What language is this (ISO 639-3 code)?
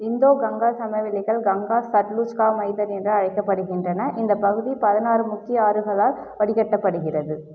tam